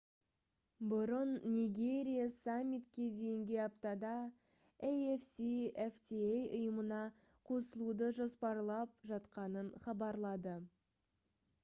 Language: Kazakh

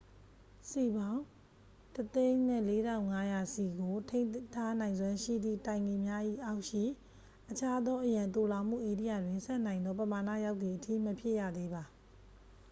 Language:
Burmese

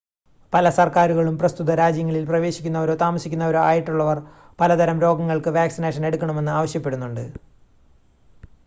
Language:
Malayalam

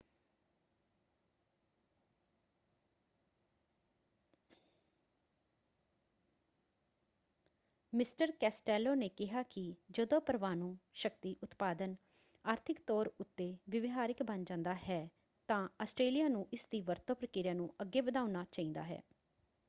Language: Punjabi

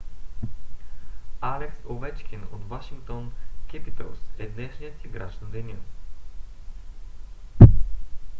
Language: Bulgarian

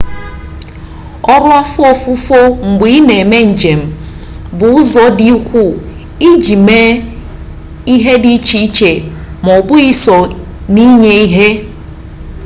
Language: Igbo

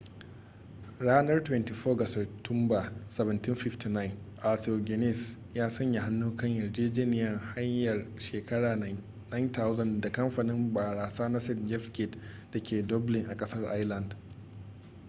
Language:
Hausa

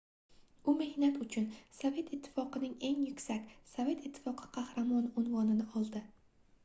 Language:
Uzbek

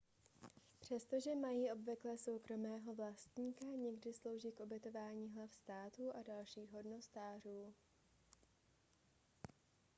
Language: Czech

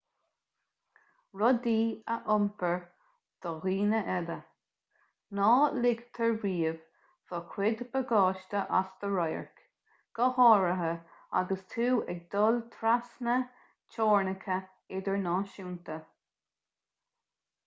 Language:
Irish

